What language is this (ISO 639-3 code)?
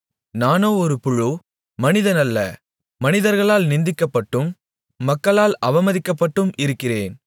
tam